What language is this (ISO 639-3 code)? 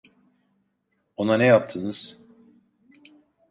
tur